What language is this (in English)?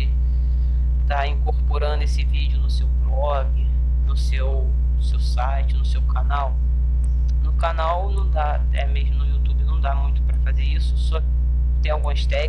Portuguese